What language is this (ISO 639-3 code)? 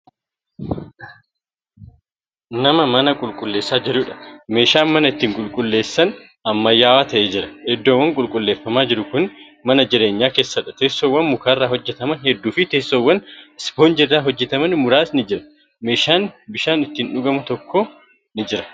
orm